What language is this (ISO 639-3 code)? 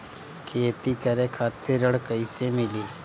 bho